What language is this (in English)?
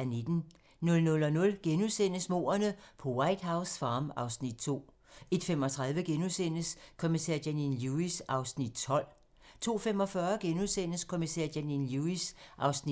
Danish